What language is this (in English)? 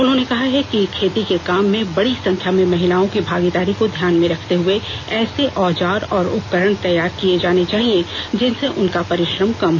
Hindi